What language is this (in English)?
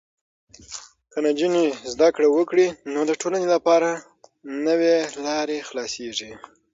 Pashto